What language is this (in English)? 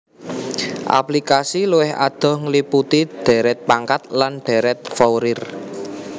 Javanese